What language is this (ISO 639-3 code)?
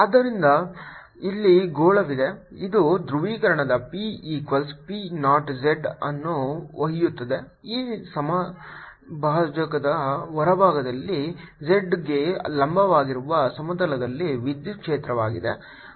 kan